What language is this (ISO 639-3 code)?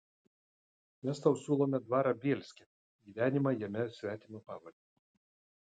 lit